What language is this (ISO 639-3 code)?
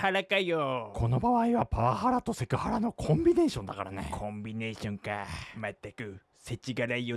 jpn